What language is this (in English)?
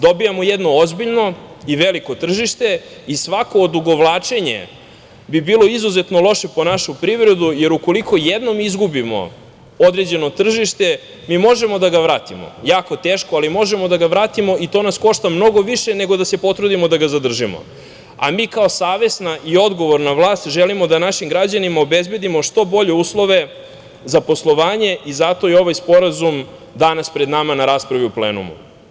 Serbian